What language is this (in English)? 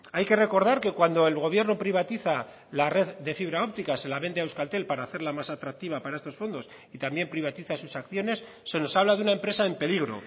Spanish